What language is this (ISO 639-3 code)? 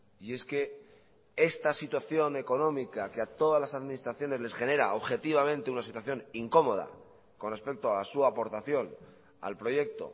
spa